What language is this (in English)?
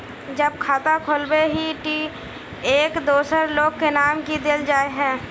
Magahi